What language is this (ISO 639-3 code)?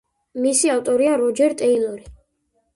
kat